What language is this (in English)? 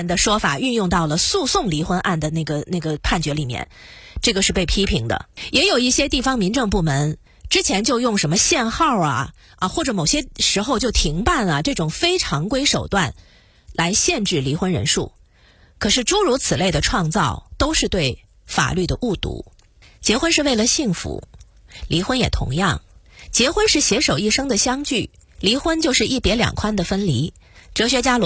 Chinese